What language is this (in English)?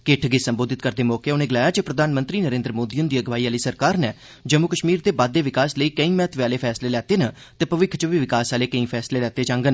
Dogri